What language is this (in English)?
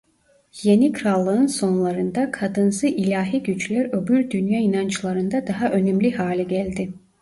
Turkish